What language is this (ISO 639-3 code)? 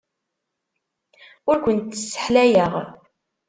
kab